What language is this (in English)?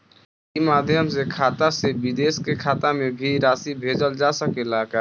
Bhojpuri